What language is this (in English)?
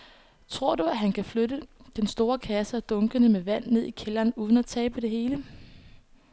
Danish